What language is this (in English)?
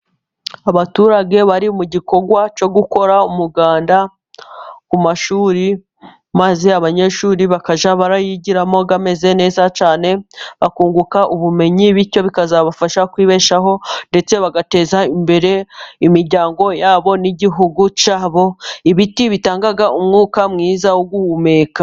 Kinyarwanda